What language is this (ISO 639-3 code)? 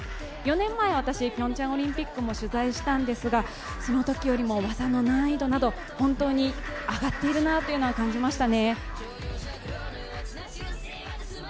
jpn